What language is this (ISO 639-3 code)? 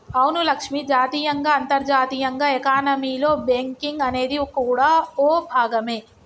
tel